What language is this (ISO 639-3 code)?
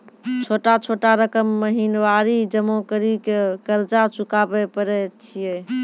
mai